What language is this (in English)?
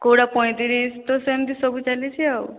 Odia